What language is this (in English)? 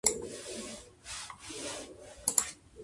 Japanese